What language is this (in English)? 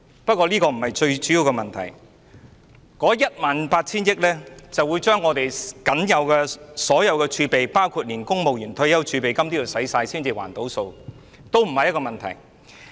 Cantonese